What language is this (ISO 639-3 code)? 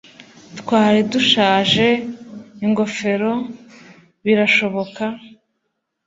kin